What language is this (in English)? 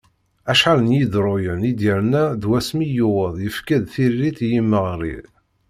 Kabyle